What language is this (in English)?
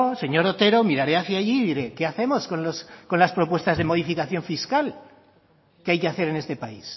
Spanish